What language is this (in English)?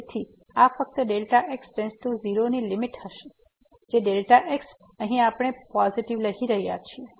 Gujarati